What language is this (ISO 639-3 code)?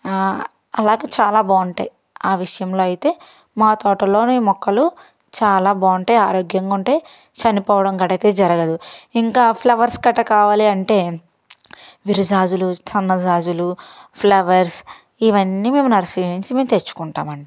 tel